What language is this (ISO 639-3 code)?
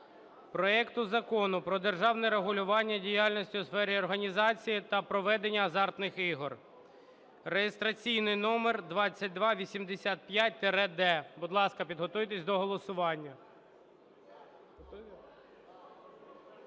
ukr